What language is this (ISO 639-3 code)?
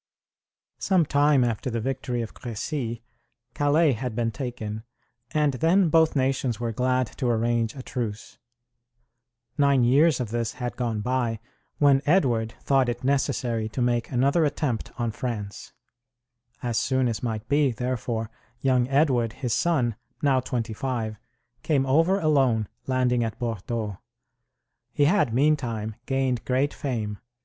eng